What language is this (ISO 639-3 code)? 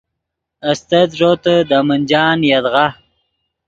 ydg